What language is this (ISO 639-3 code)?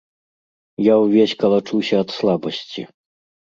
bel